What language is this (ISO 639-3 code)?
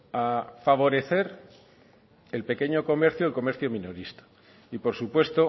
spa